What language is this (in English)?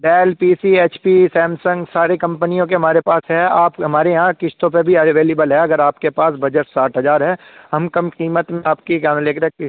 Urdu